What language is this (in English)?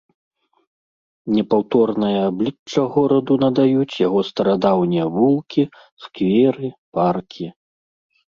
Belarusian